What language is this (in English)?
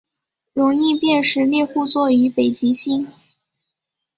Chinese